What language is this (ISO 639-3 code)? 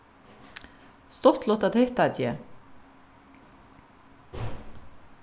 fao